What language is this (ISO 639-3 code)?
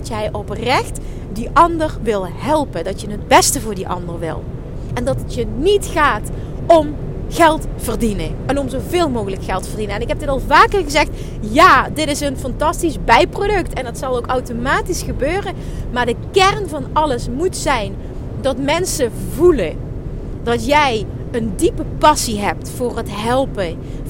nld